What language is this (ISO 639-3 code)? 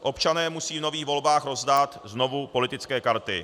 ces